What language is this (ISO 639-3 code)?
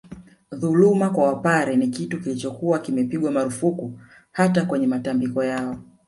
swa